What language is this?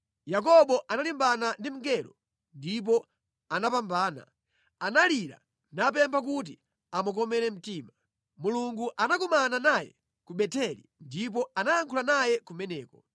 Nyanja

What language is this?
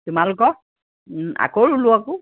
Assamese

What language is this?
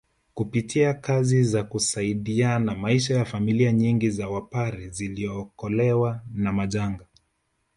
Swahili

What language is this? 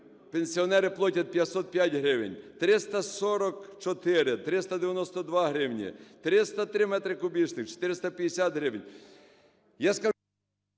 Ukrainian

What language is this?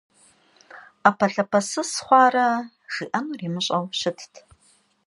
Kabardian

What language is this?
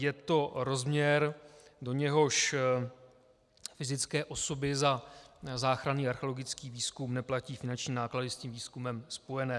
Czech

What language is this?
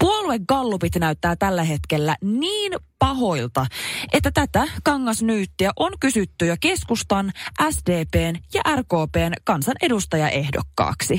Finnish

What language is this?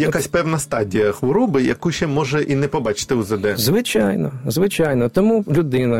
Ukrainian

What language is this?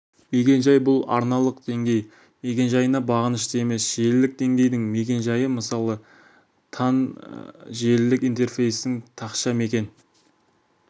Kazakh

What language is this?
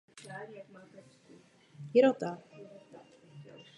Czech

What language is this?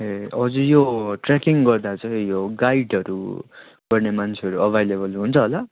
Nepali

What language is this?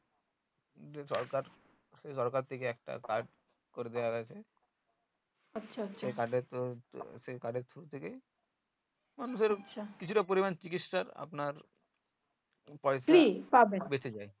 Bangla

